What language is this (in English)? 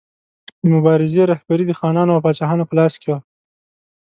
Pashto